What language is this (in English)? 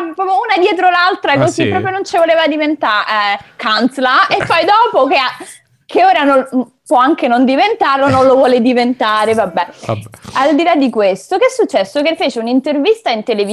Italian